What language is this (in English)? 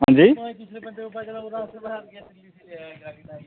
Dogri